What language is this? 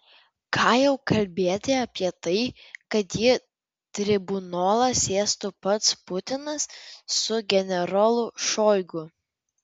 Lithuanian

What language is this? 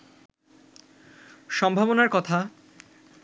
Bangla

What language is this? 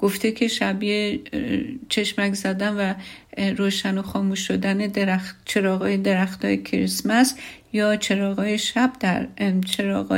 Persian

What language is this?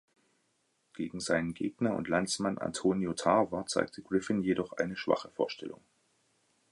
German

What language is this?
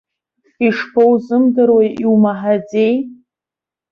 Abkhazian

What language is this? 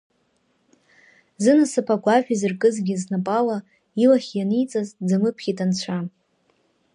Abkhazian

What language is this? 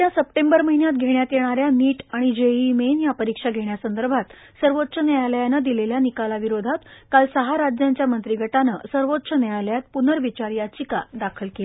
Marathi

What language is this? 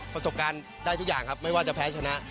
Thai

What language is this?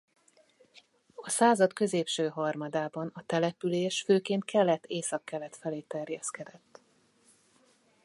Hungarian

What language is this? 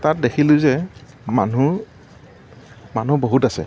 Assamese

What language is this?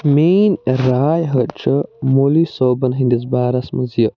Kashmiri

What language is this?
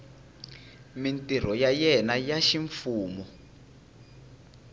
Tsonga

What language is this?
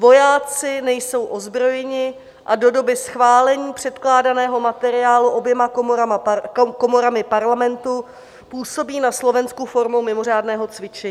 Czech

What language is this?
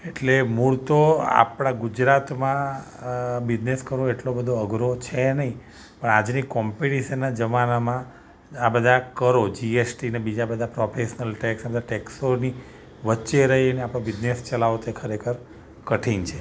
Gujarati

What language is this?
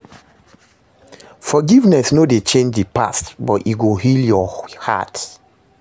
Nigerian Pidgin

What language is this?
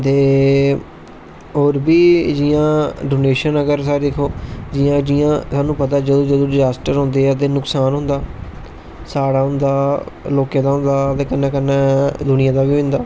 Dogri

